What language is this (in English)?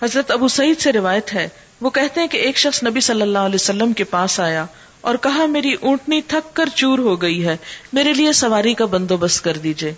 Urdu